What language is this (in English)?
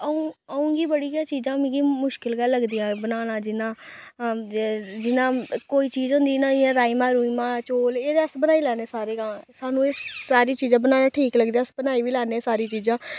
Dogri